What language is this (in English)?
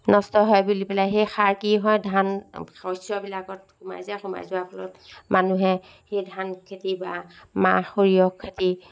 Assamese